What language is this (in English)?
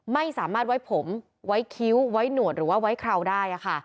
Thai